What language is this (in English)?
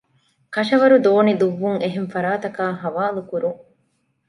Divehi